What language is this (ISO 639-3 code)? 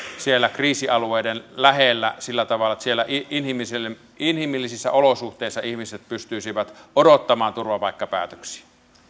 fin